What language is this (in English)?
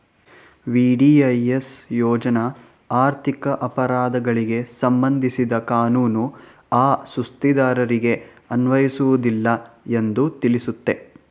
Kannada